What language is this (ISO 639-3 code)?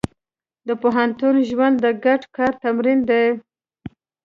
pus